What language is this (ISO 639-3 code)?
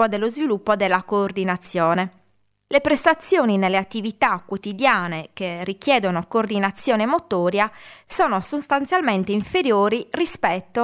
ita